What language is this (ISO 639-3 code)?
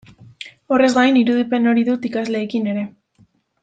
eus